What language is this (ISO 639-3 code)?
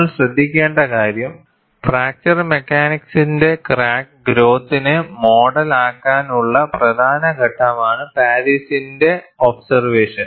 mal